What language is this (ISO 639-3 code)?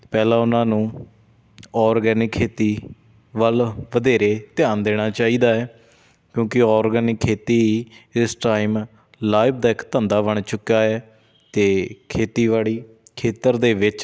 pan